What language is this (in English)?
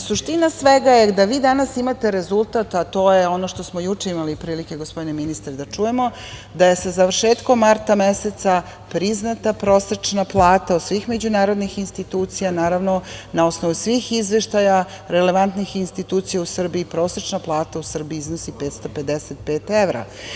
Serbian